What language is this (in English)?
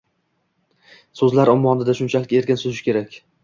Uzbek